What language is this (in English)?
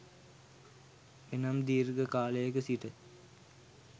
Sinhala